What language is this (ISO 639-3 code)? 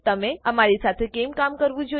guj